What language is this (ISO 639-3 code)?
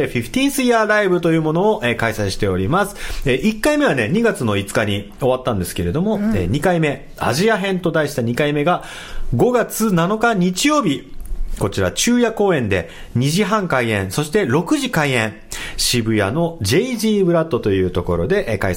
jpn